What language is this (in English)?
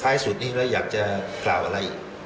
Thai